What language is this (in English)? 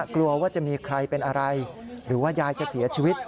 Thai